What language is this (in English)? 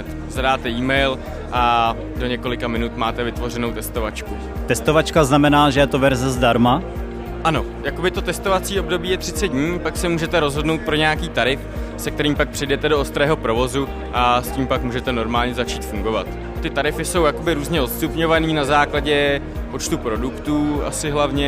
Czech